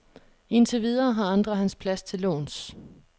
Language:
Danish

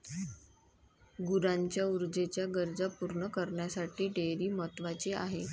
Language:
Marathi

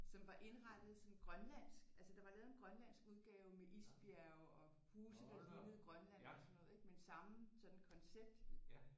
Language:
Danish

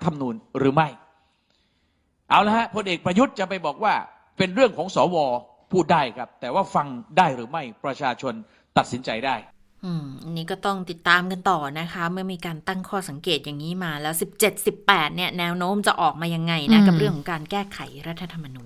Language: Thai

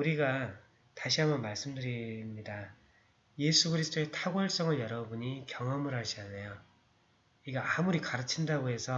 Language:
Korean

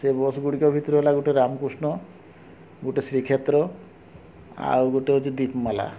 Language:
Odia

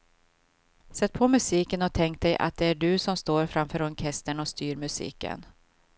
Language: Swedish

